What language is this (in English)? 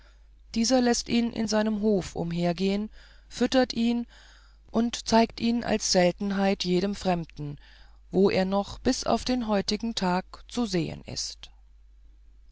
German